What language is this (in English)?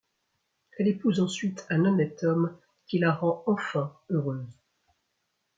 French